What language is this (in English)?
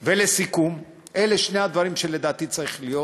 Hebrew